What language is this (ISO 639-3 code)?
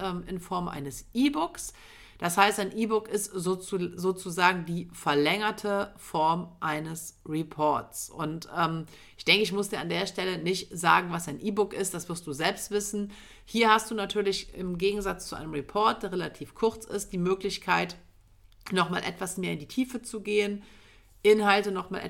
deu